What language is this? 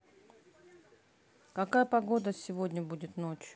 Russian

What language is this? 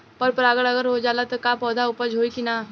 Bhojpuri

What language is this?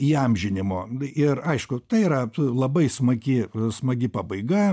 Lithuanian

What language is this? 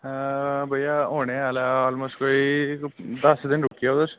Dogri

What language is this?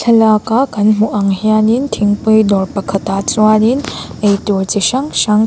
Mizo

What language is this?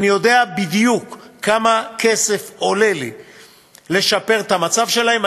Hebrew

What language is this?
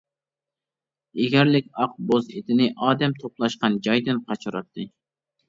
Uyghur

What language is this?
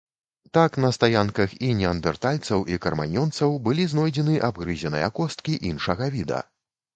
Belarusian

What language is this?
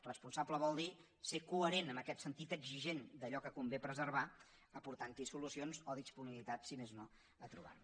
Catalan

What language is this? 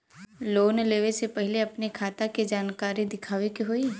Bhojpuri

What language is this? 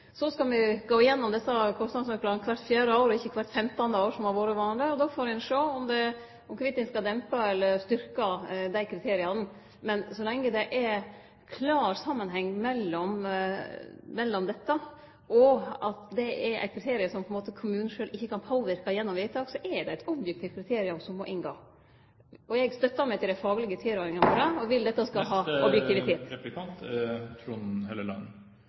Norwegian Nynorsk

